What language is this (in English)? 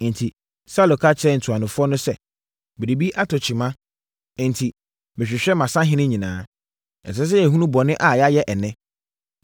Akan